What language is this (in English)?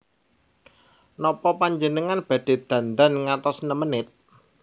Javanese